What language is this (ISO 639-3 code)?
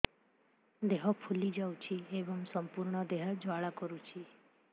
ori